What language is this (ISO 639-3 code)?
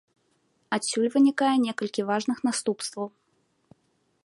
bel